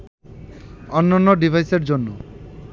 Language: Bangla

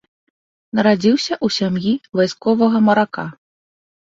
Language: Belarusian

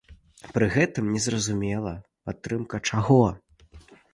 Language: Belarusian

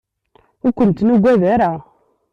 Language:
Kabyle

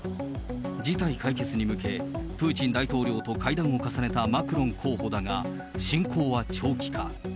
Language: Japanese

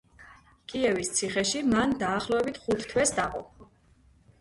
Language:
Georgian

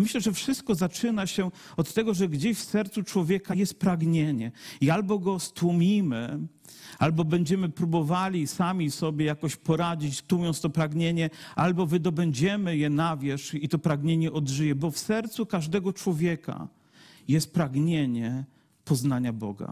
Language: Polish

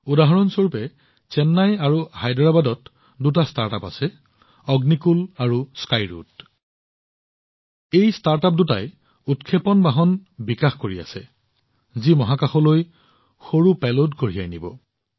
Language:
Assamese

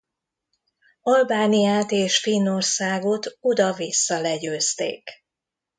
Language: Hungarian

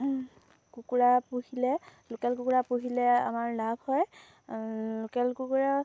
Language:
Assamese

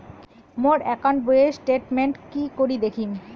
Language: Bangla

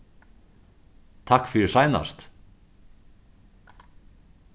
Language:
Faroese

